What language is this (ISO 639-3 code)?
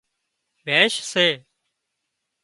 kxp